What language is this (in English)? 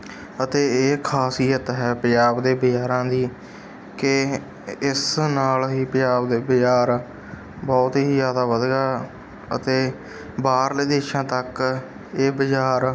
Punjabi